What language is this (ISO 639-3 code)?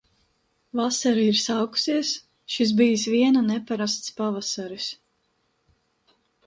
lav